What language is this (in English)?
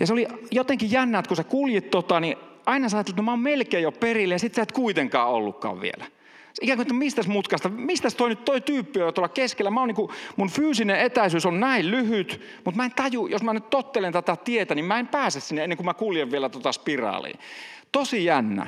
Finnish